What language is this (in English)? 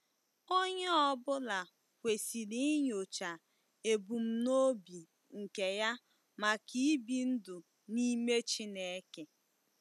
Igbo